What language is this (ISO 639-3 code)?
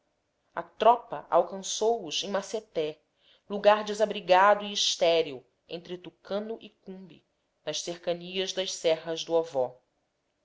por